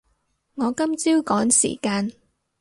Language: Cantonese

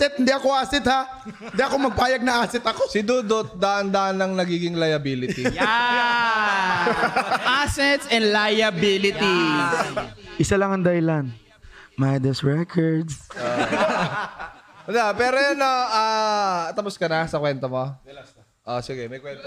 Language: Filipino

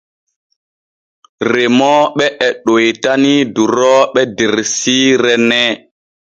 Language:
Borgu Fulfulde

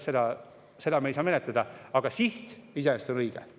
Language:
Estonian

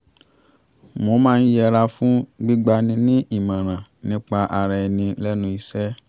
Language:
Yoruba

